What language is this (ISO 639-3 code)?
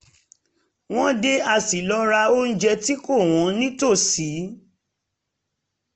yor